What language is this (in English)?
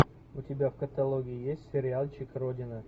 Russian